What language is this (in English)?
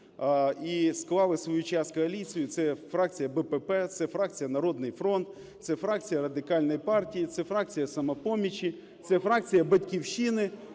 Ukrainian